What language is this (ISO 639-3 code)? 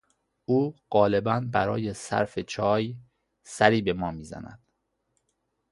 fas